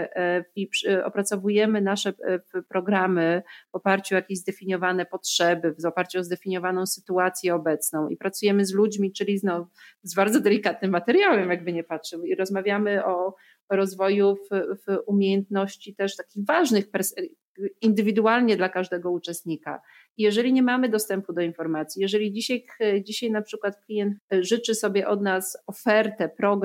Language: Polish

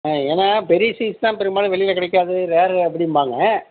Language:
Tamil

